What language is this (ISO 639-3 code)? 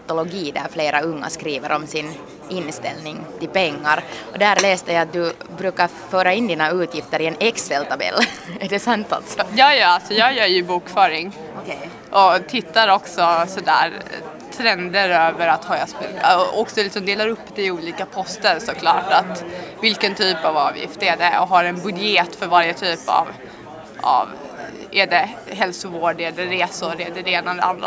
swe